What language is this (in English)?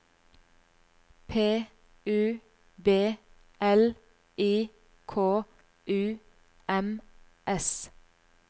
Norwegian